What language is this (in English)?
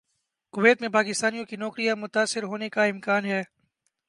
Urdu